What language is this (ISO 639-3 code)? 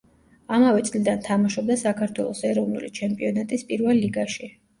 kat